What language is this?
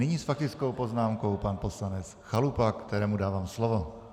Czech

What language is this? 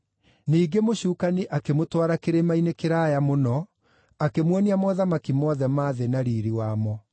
Kikuyu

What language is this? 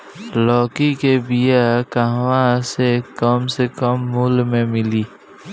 Bhojpuri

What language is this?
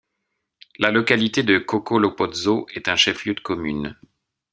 French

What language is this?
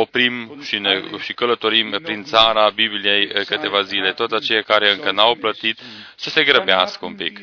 Romanian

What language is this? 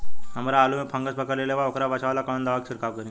Bhojpuri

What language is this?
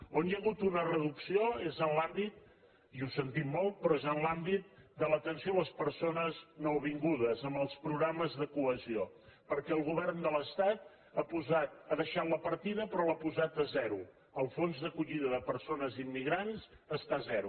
Catalan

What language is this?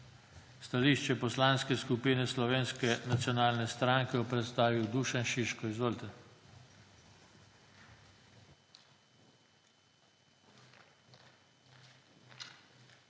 Slovenian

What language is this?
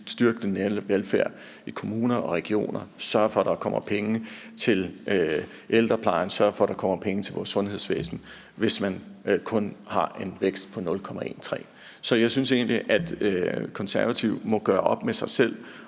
Danish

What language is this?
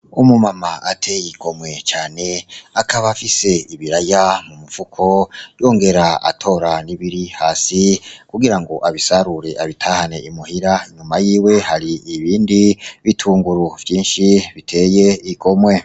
Rundi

